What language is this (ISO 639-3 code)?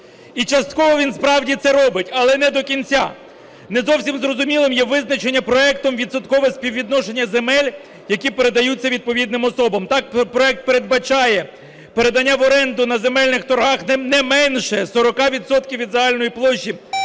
ukr